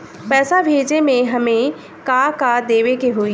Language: Bhojpuri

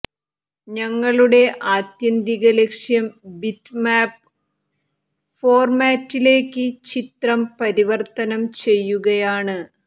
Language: Malayalam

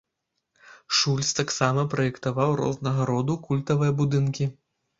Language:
Belarusian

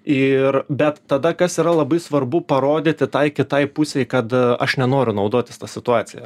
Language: Lithuanian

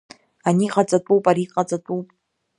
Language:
Abkhazian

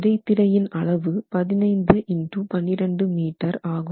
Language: Tamil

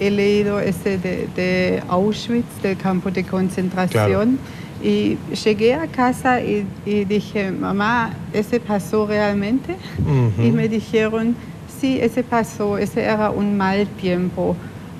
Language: Spanish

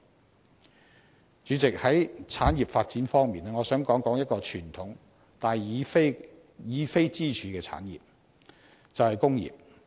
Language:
Cantonese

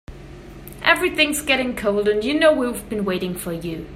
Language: English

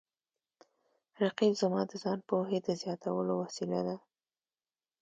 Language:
Pashto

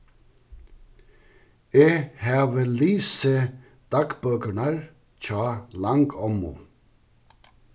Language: Faroese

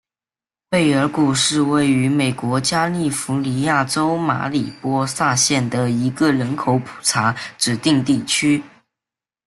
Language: Chinese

